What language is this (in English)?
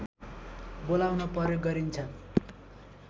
Nepali